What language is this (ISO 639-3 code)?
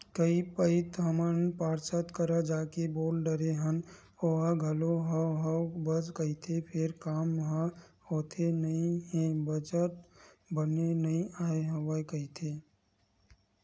hne